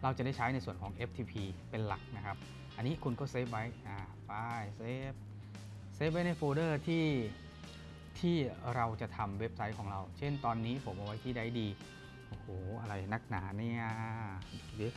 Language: Thai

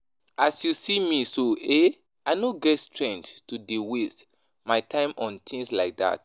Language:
Nigerian Pidgin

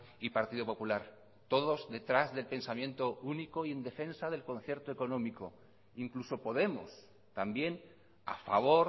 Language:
Spanish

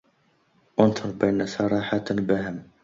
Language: Arabic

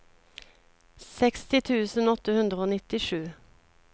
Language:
Norwegian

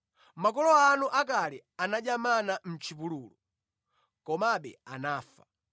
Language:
Nyanja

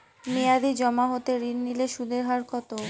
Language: Bangla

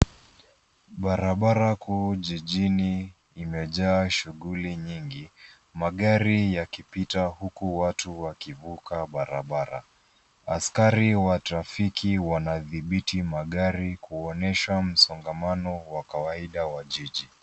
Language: Swahili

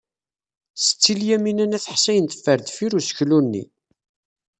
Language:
Kabyle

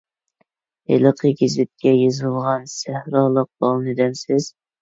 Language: Uyghur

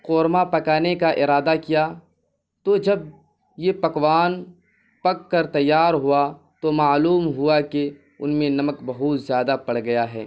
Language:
Urdu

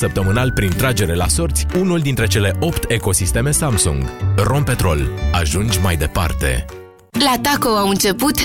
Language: Romanian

